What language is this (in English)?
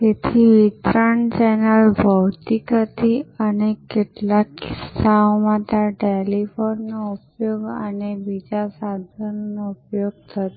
Gujarati